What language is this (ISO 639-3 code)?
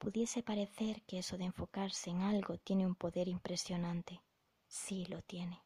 spa